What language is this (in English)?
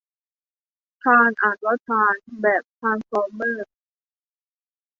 Thai